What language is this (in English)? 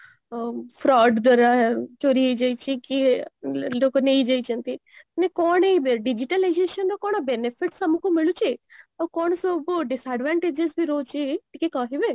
Odia